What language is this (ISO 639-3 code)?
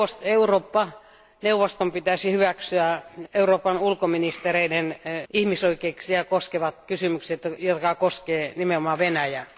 fin